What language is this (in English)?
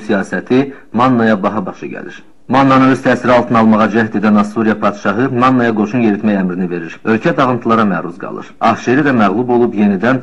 Turkish